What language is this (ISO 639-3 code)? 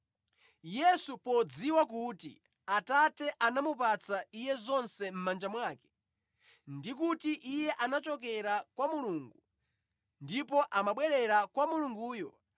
nya